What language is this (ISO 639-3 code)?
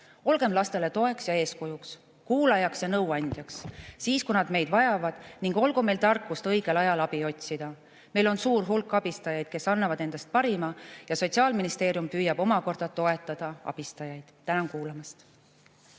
est